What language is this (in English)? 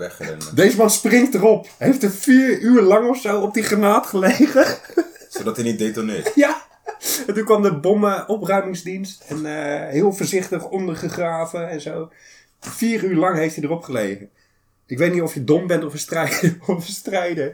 Dutch